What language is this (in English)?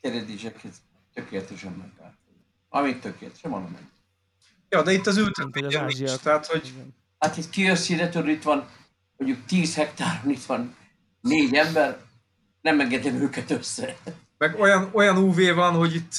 Hungarian